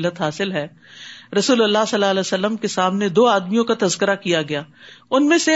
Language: Urdu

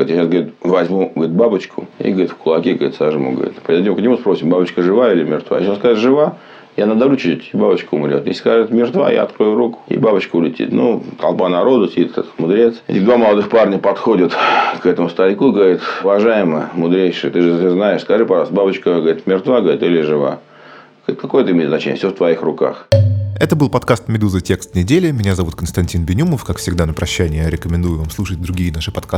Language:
Russian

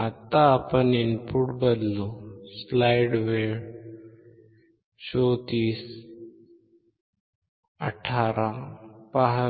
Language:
Marathi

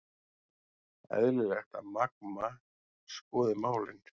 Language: Icelandic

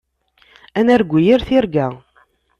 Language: Kabyle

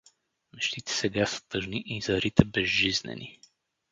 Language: Bulgarian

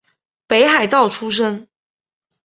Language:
Chinese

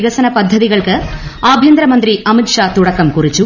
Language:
Malayalam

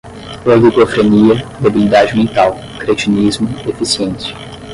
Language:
Portuguese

